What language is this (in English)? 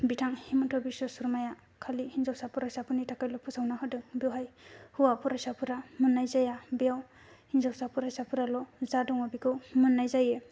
Bodo